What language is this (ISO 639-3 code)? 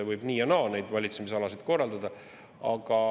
est